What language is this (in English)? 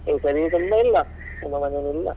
Kannada